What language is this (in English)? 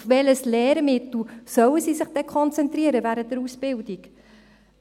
Swiss German